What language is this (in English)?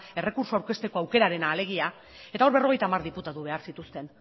Basque